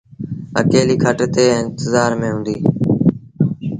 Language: Sindhi Bhil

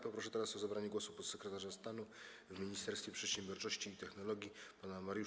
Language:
Polish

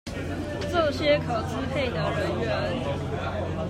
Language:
Chinese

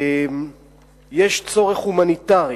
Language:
Hebrew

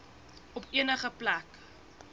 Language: Afrikaans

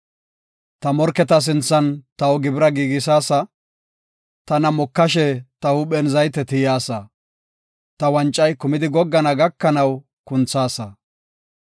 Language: Gofa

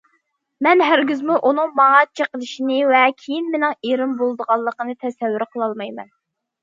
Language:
Uyghur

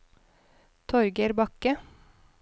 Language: Norwegian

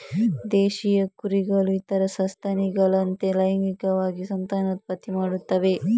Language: Kannada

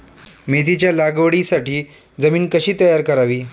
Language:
Marathi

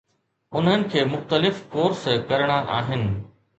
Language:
Sindhi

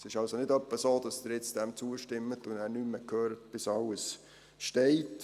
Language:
Swiss German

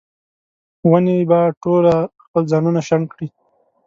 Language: Pashto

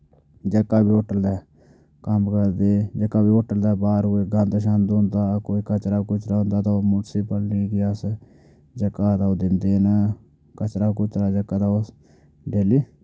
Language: Dogri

